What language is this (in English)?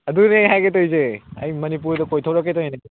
Manipuri